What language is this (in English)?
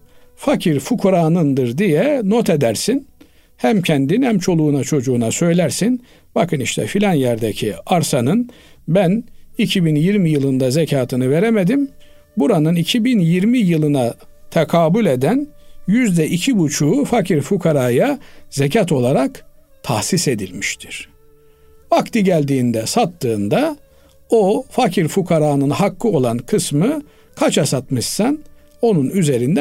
Turkish